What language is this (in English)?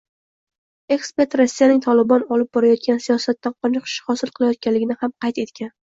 Uzbek